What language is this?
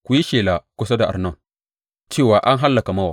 Hausa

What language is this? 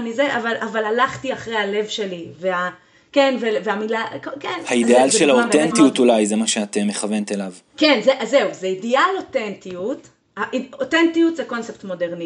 Hebrew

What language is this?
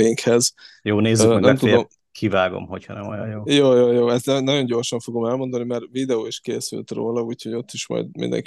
Hungarian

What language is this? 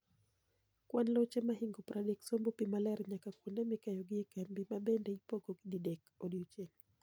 Luo (Kenya and Tanzania)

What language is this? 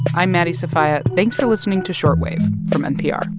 English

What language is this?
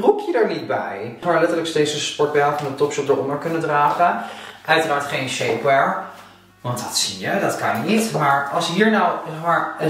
Dutch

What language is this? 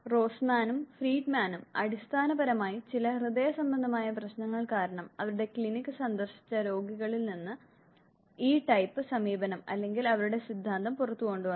Malayalam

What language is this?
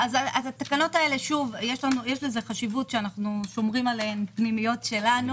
Hebrew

